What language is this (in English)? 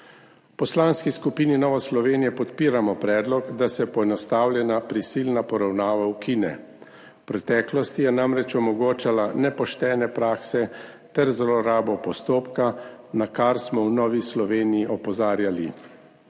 Slovenian